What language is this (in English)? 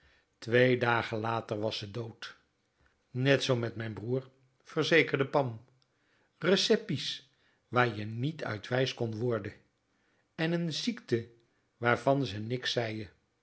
Dutch